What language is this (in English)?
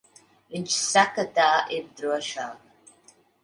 Latvian